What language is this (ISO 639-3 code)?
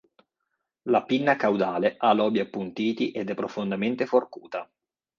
ita